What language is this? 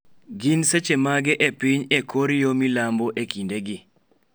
Luo (Kenya and Tanzania)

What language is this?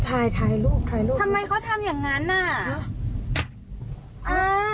Thai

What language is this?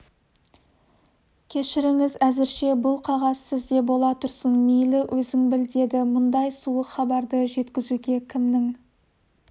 Kazakh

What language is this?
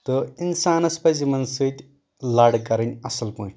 Kashmiri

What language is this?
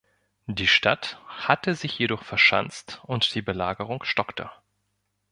German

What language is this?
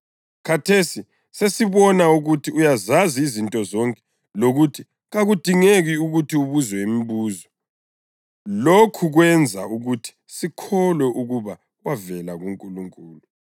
North Ndebele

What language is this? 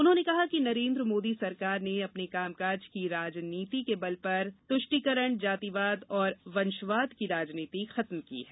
Hindi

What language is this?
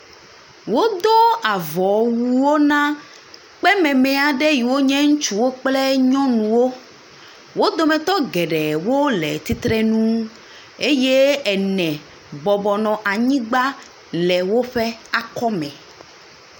Ewe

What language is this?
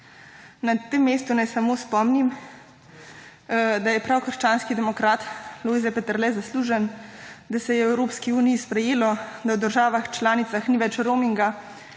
Slovenian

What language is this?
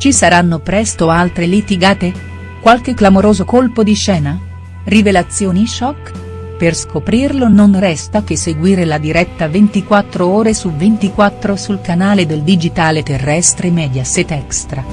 Italian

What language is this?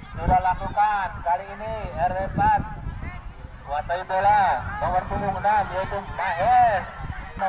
Indonesian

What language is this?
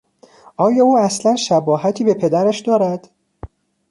Persian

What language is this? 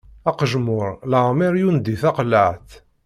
Kabyle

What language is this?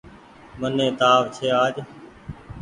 Goaria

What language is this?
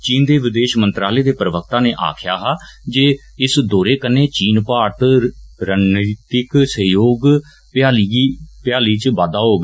Dogri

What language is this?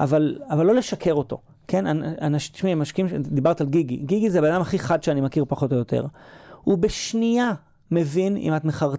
Hebrew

